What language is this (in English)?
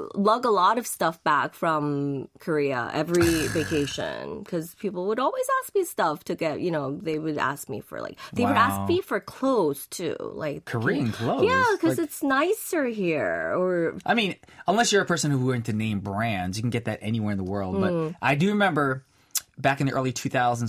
English